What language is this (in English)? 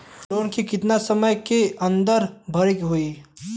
Bhojpuri